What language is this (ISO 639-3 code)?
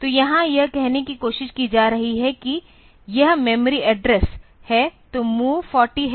hin